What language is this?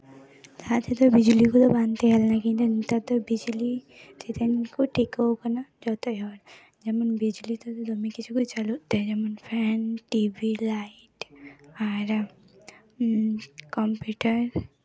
Santali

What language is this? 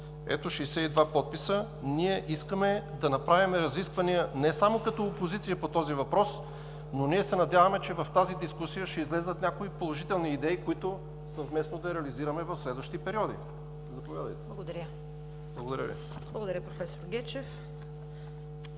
Bulgarian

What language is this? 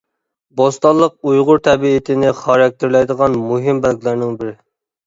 Uyghur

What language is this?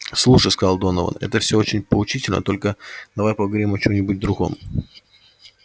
Russian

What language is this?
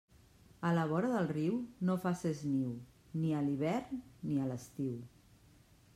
Catalan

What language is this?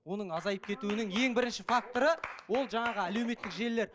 Kazakh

